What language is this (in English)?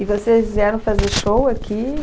Portuguese